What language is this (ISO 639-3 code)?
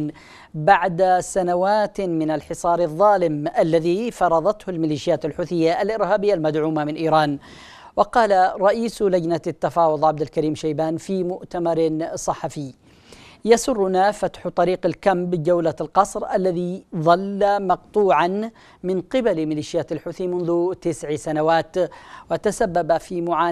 ara